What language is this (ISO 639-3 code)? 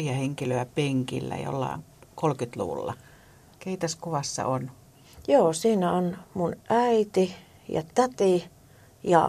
fin